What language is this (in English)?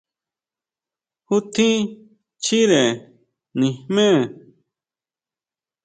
Huautla Mazatec